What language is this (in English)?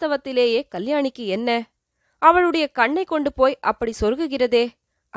Tamil